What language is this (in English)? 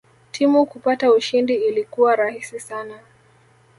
Swahili